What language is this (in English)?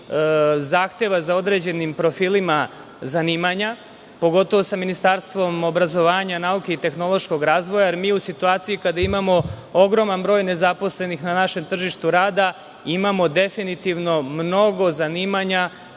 Serbian